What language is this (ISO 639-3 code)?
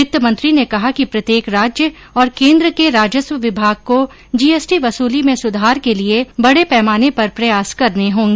hin